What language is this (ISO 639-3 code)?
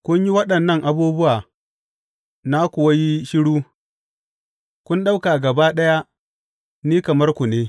hau